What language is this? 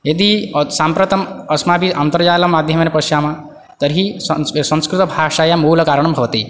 Sanskrit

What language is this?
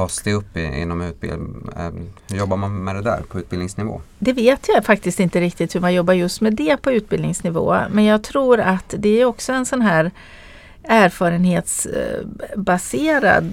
Swedish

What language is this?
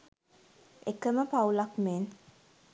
Sinhala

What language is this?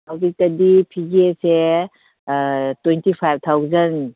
Manipuri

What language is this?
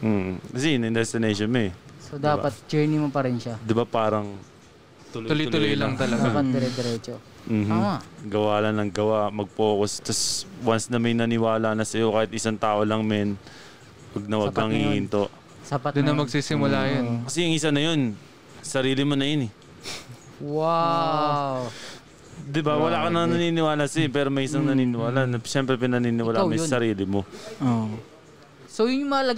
Filipino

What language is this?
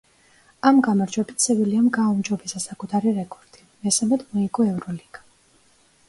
Georgian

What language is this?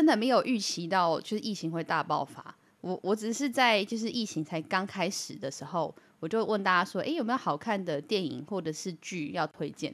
Chinese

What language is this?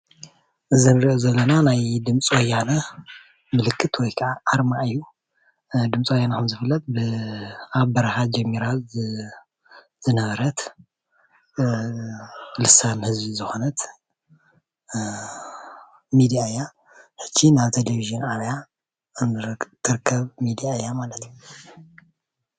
Tigrinya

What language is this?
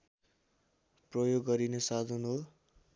Nepali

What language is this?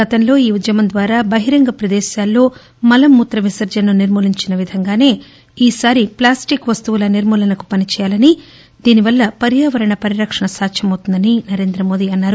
Telugu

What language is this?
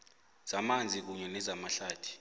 South Ndebele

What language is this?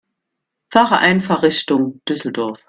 German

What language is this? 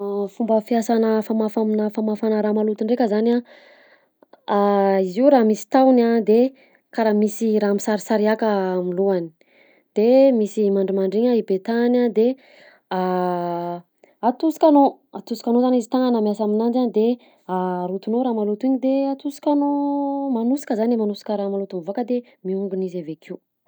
Southern Betsimisaraka Malagasy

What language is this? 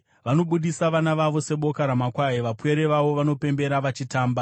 Shona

